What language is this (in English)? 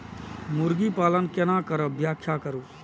Maithili